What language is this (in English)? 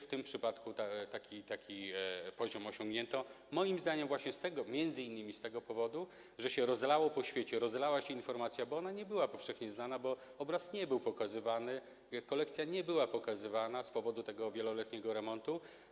Polish